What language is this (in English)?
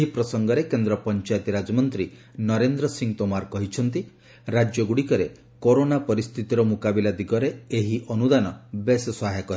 Odia